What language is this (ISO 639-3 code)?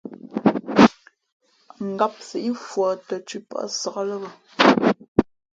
fmp